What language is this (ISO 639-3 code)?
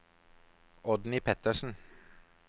nor